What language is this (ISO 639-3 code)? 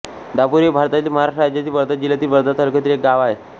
mar